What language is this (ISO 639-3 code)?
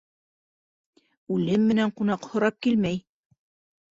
bak